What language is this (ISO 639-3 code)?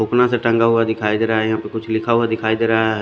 hin